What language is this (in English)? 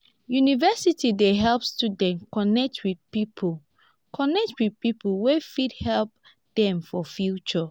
Nigerian Pidgin